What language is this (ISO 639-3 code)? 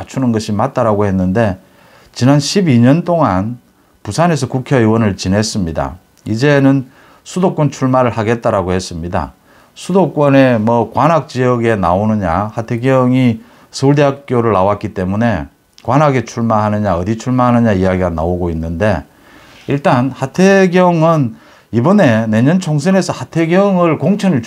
kor